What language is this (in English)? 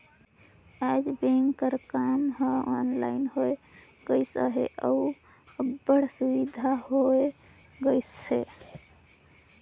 Chhattisgarhi